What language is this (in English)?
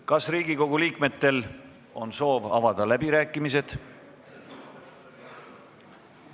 Estonian